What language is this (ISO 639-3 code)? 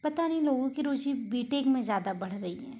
hin